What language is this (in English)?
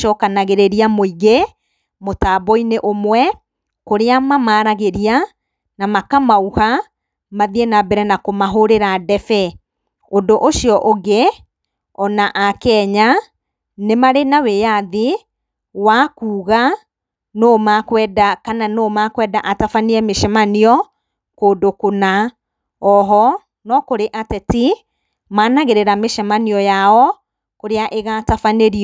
Kikuyu